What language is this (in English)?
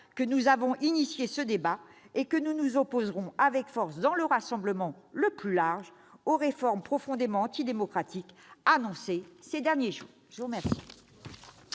French